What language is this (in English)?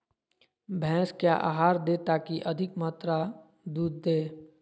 Magahi